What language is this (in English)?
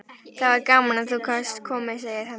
Icelandic